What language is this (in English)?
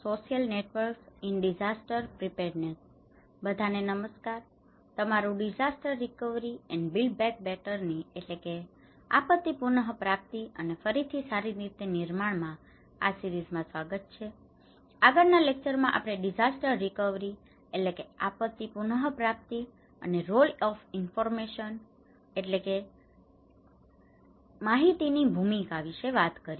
Gujarati